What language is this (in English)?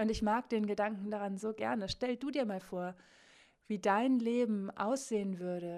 German